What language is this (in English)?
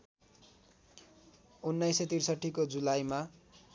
Nepali